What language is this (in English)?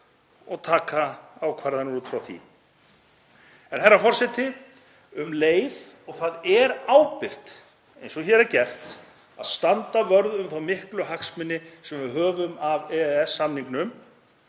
Icelandic